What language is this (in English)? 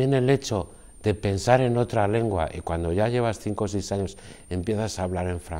Spanish